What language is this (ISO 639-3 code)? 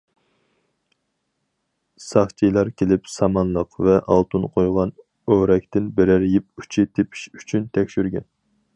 uig